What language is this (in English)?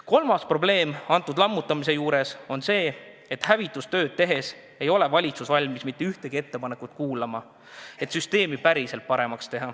Estonian